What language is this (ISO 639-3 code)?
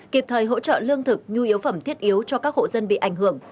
vie